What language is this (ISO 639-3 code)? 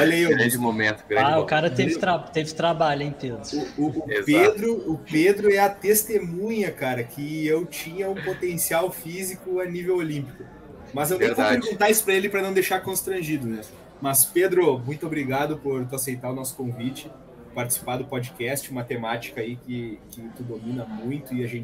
por